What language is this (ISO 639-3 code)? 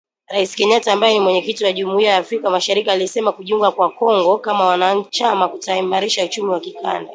swa